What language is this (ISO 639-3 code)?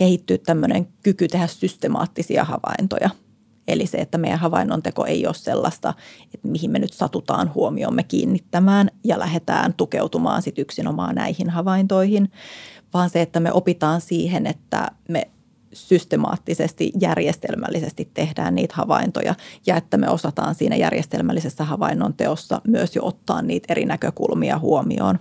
fin